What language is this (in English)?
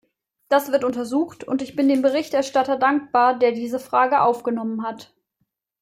German